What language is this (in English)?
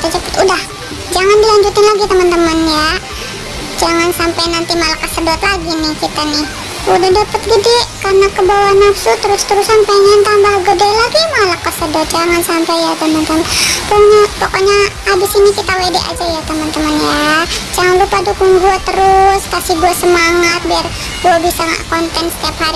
Indonesian